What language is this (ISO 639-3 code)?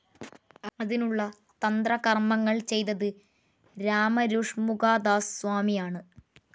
mal